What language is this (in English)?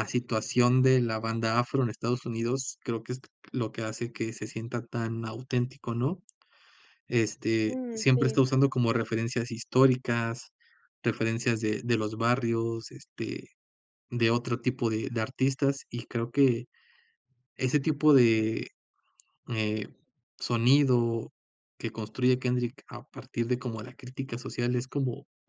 Spanish